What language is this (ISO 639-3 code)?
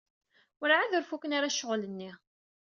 kab